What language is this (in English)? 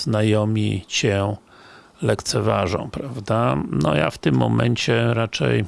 Polish